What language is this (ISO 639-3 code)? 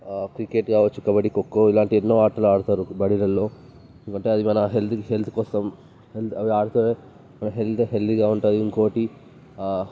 tel